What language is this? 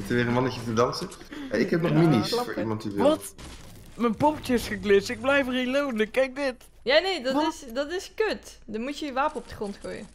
Dutch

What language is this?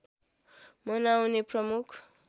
Nepali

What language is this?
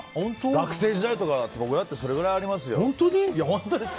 Japanese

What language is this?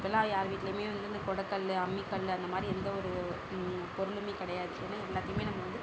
Tamil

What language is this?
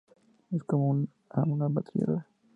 Spanish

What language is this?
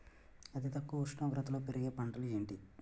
Telugu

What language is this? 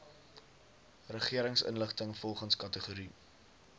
Afrikaans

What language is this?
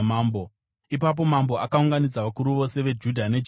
Shona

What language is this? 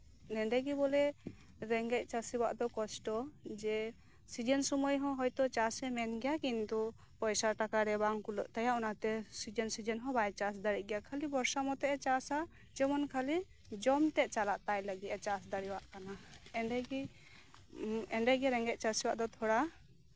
Santali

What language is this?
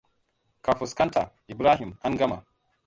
Hausa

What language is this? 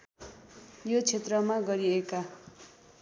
Nepali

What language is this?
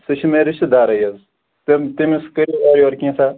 Kashmiri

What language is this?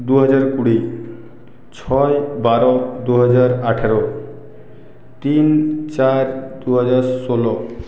Bangla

